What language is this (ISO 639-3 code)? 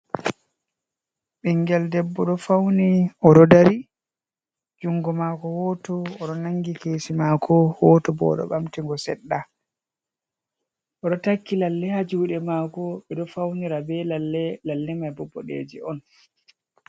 ful